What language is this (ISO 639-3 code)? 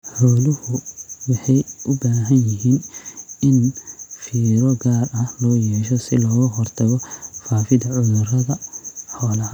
som